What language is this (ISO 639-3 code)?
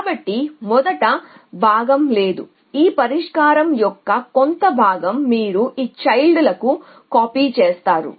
tel